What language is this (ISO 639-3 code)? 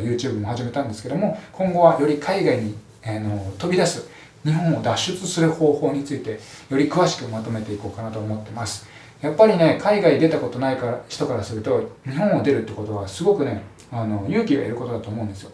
jpn